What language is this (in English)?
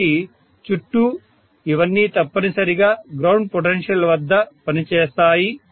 Telugu